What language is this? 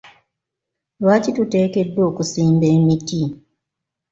Ganda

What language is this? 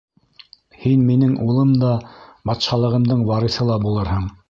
Bashkir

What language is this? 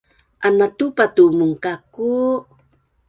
Bunun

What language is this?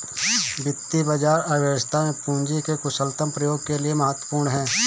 Hindi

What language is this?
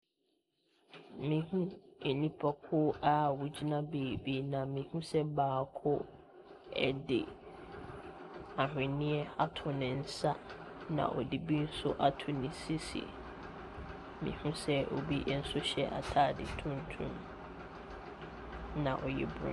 Akan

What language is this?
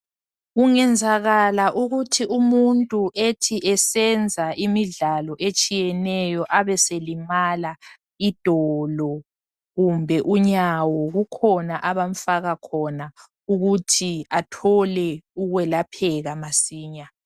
North Ndebele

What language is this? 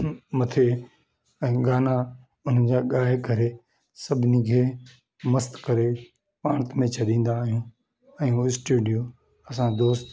Sindhi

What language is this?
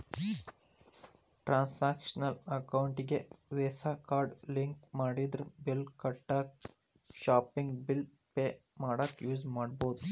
Kannada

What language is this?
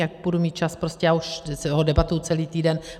Czech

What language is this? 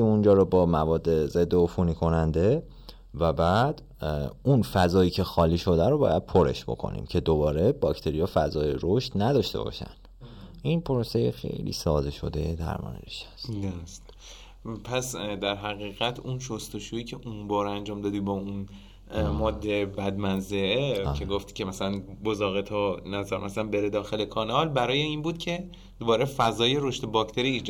Persian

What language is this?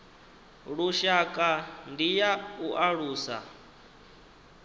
Venda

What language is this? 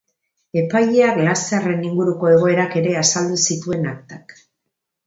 Basque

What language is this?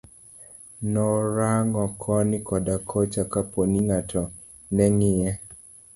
Luo (Kenya and Tanzania)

